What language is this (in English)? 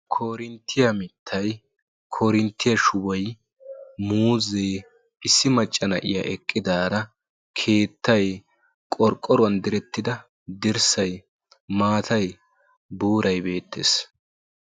Wolaytta